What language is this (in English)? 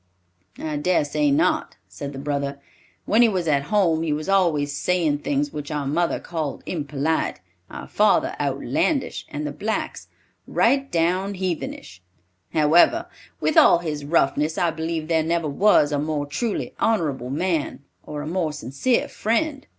English